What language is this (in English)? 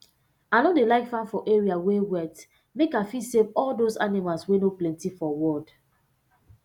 Nigerian Pidgin